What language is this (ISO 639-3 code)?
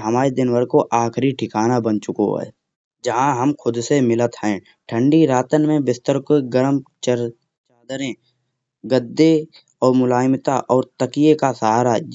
bjj